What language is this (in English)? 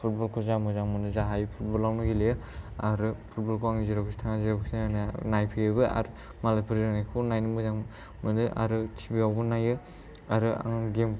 Bodo